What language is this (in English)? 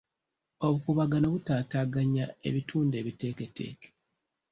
Ganda